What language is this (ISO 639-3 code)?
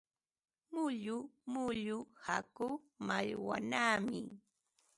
qva